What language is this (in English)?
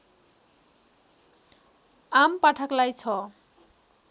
Nepali